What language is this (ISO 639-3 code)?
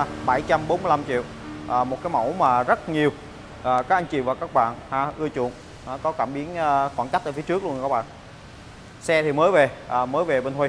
vie